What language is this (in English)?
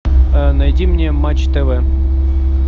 Russian